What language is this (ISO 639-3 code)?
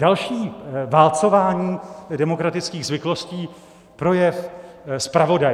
ces